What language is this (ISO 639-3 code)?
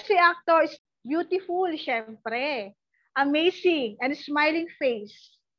fil